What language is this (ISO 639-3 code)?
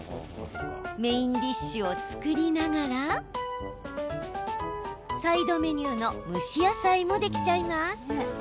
jpn